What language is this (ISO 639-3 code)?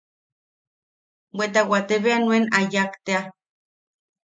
yaq